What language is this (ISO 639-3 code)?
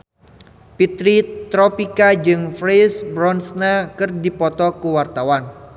sun